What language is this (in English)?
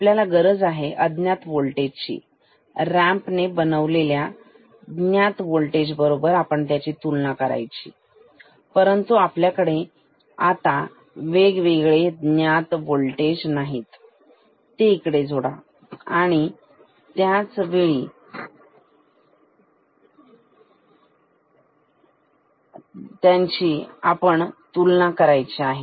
Marathi